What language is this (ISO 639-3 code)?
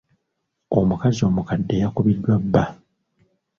lug